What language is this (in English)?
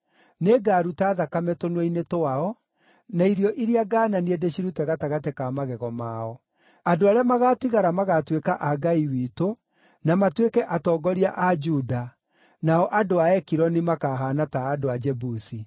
Kikuyu